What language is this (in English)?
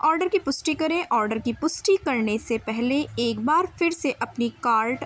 Urdu